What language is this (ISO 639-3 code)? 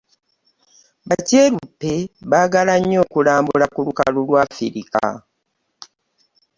lug